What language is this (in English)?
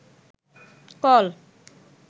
Bangla